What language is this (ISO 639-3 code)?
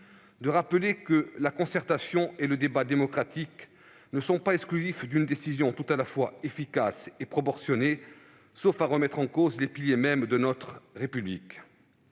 fra